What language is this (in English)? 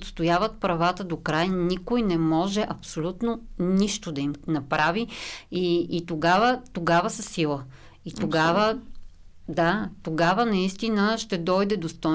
Bulgarian